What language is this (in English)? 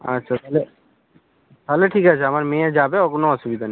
Bangla